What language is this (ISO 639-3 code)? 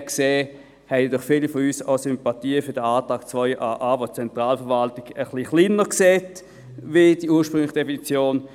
gsw